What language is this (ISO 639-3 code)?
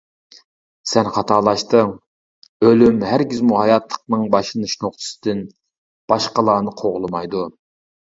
uig